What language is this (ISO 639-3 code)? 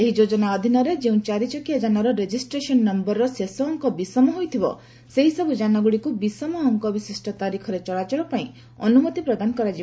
ori